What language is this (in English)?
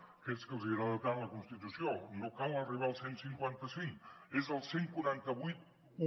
Catalan